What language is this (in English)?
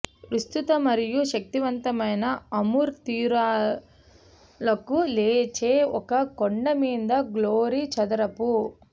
Telugu